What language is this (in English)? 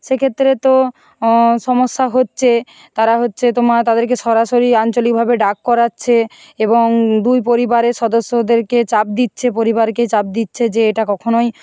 Bangla